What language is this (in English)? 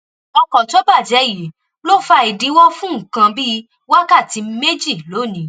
Yoruba